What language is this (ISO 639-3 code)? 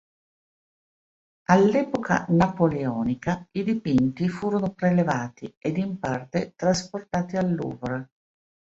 ita